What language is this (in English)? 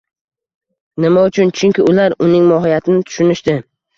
Uzbek